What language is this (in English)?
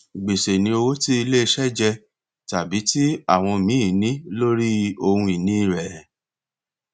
Yoruba